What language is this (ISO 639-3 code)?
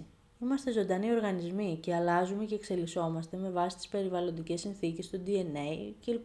ell